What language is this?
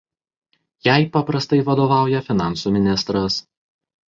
Lithuanian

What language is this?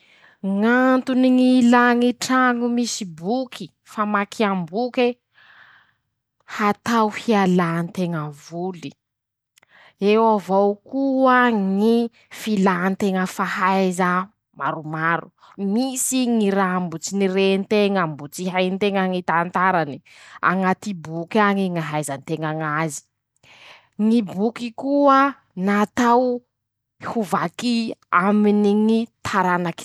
Masikoro Malagasy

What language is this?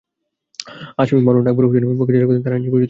Bangla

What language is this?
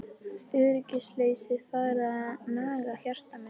Icelandic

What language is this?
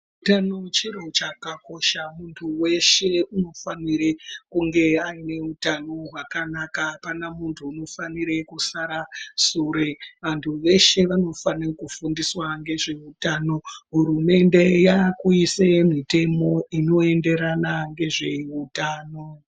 Ndau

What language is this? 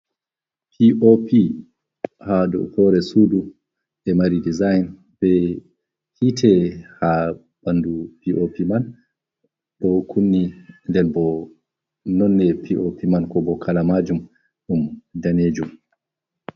Fula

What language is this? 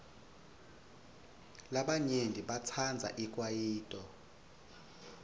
Swati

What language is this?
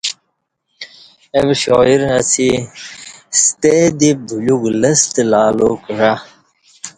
Kati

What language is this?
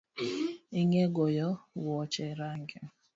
Luo (Kenya and Tanzania)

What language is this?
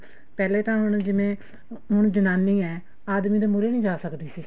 Punjabi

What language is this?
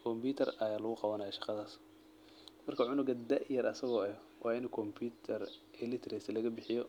Somali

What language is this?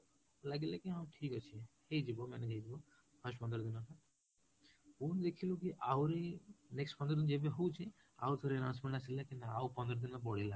Odia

